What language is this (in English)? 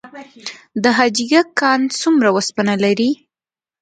Pashto